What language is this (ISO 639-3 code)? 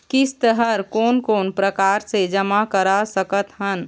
hne